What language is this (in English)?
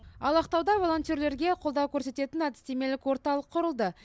Kazakh